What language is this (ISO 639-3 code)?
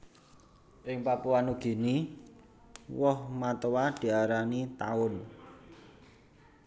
jav